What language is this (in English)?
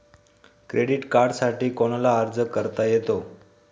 Marathi